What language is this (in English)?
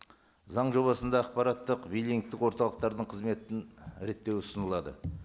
Kazakh